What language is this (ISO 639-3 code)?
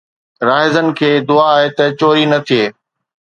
snd